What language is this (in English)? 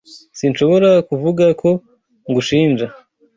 Kinyarwanda